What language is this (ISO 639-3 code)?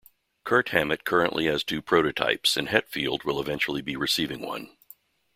eng